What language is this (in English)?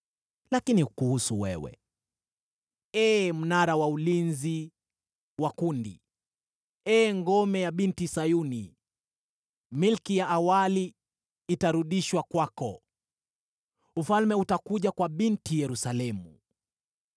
Swahili